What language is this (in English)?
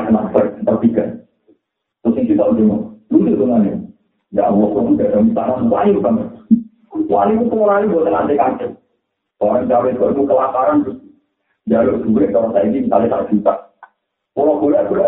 Malay